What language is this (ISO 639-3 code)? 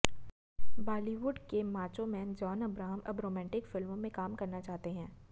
hin